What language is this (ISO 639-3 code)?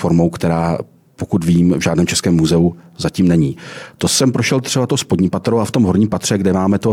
ces